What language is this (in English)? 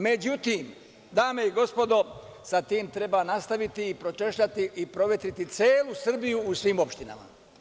Serbian